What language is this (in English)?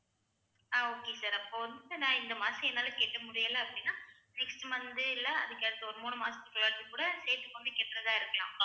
Tamil